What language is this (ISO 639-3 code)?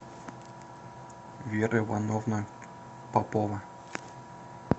rus